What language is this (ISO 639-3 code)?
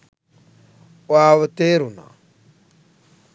sin